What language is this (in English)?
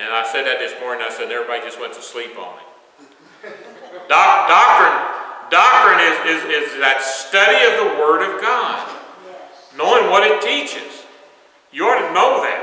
English